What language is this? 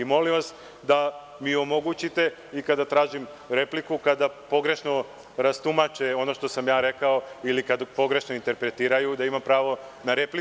Serbian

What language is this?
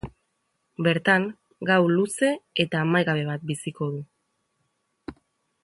Basque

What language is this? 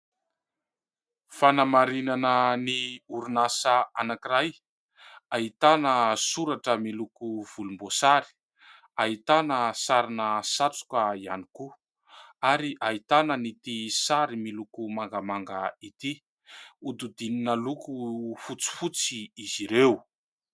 Malagasy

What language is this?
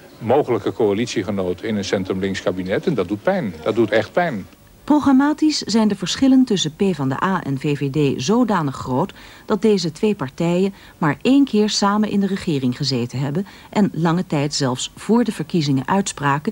Dutch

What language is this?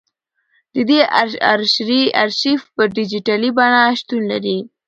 Pashto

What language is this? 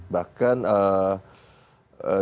Indonesian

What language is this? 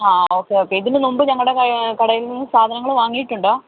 Malayalam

